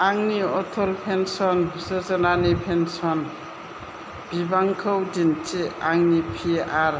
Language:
Bodo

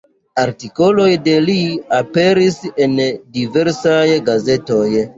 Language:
Esperanto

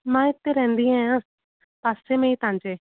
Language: Sindhi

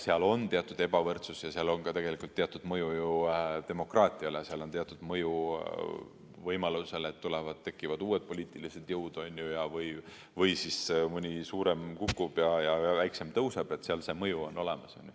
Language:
Estonian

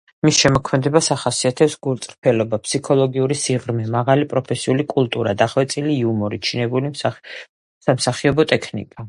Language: Georgian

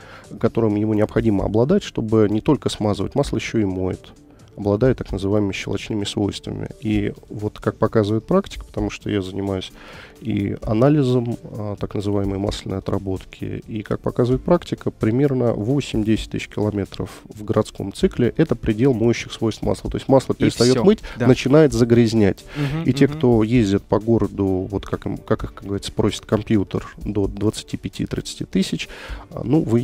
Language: Russian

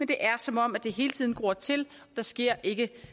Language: Danish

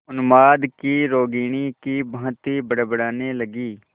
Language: Hindi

